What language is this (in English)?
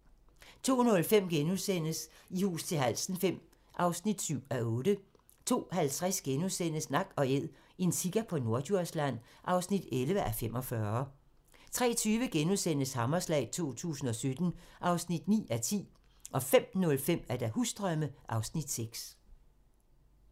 Danish